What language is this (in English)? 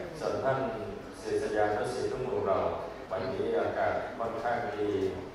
Thai